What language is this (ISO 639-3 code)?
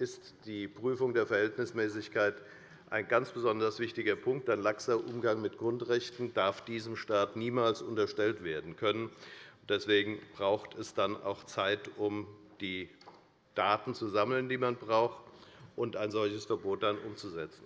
deu